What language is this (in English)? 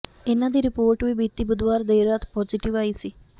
Punjabi